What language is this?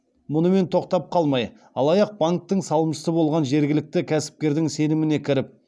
Kazakh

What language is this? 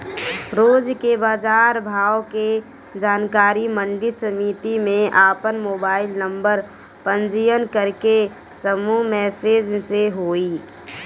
Bhojpuri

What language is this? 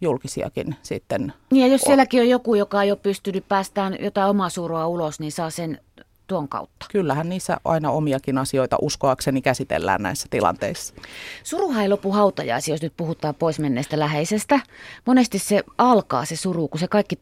Finnish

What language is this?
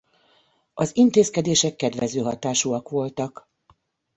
Hungarian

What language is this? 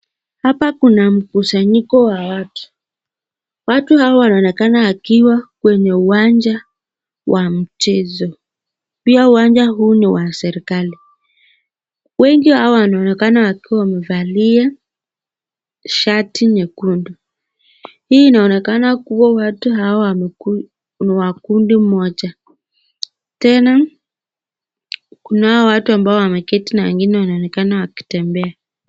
Swahili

